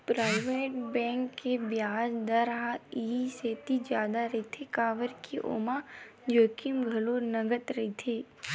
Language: Chhattisgarhi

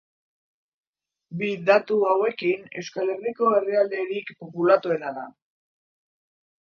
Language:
Basque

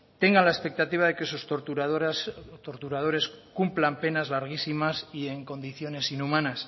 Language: Spanish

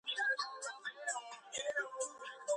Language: Georgian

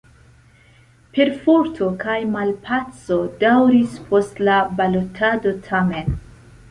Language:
Esperanto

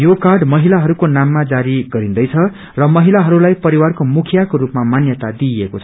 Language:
Nepali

